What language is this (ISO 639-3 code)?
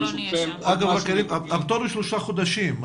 heb